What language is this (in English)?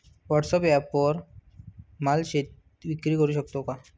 Marathi